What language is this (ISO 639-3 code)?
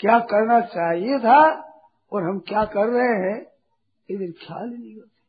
hin